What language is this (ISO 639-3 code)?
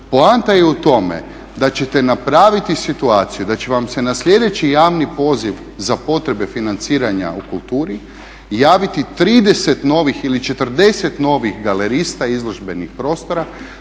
hrv